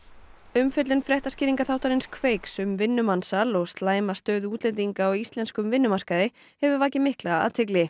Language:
Icelandic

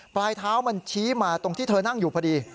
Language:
Thai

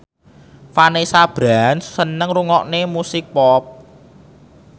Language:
Javanese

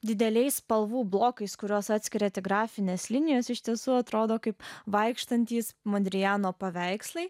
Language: Lithuanian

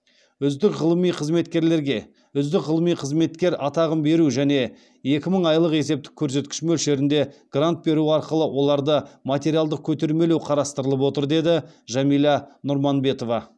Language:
Kazakh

